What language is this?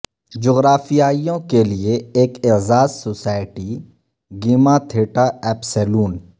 Urdu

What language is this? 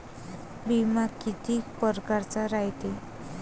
Marathi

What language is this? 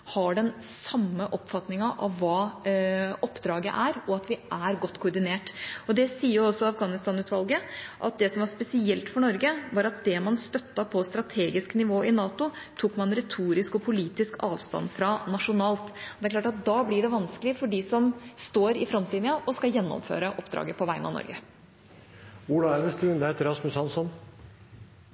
Norwegian Bokmål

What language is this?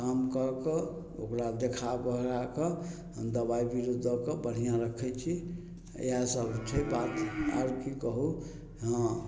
Maithili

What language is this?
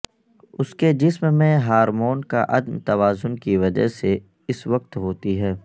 Urdu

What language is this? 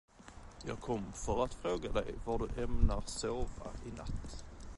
Swedish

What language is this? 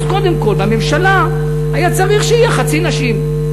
Hebrew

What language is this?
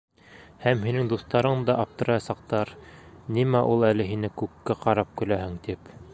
Bashkir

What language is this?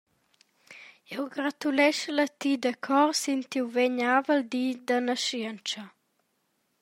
Romansh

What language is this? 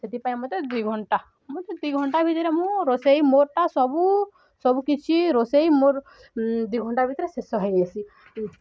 Odia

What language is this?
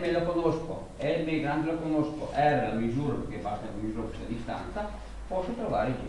Italian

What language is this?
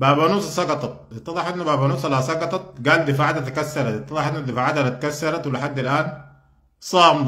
Arabic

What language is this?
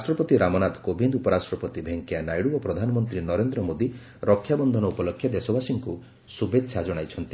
Odia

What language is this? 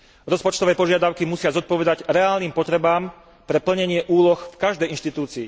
Slovak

